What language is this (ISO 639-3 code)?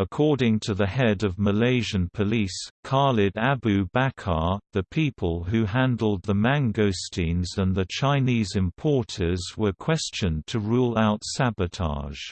eng